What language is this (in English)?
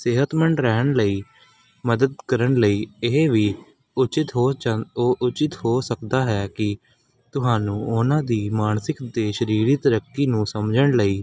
Punjabi